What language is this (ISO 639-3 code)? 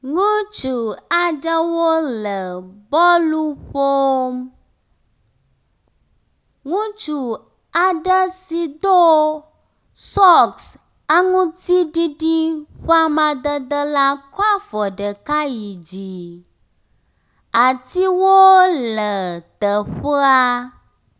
ewe